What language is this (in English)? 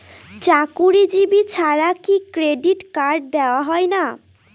Bangla